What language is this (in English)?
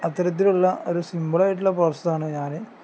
Malayalam